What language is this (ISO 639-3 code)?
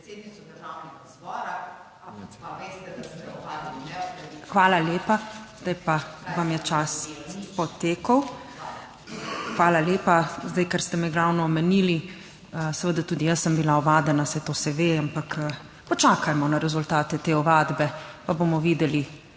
slv